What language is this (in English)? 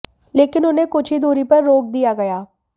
Hindi